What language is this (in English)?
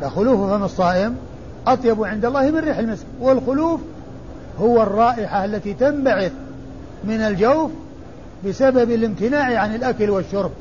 Arabic